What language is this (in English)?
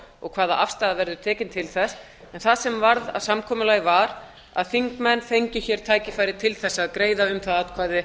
Icelandic